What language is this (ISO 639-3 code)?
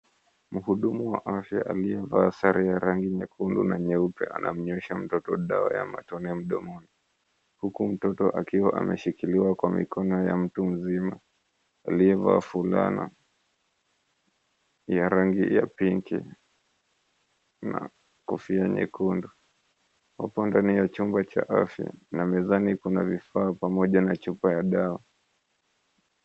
swa